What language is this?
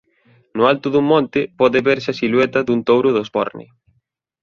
Galician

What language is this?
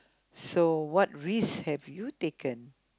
English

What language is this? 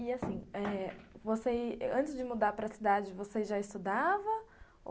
Portuguese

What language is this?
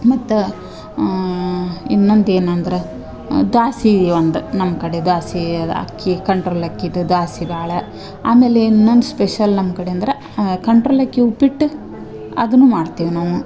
Kannada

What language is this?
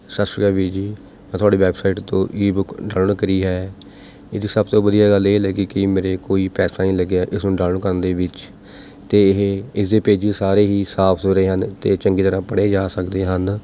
Punjabi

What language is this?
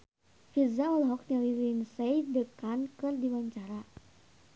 Sundanese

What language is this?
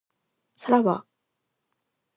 Japanese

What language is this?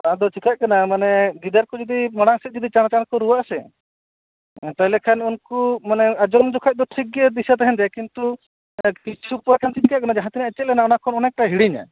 Santali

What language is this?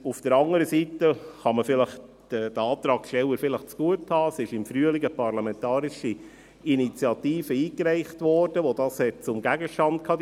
Swiss German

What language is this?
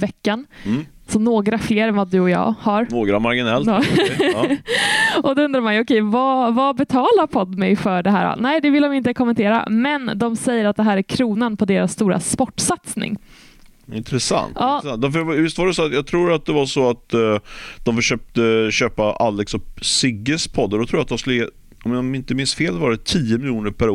Swedish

